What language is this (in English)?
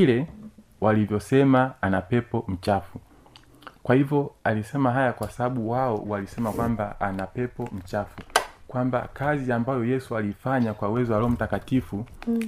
Swahili